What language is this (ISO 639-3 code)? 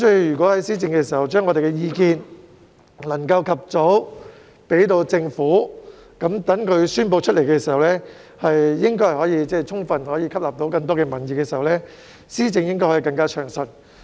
yue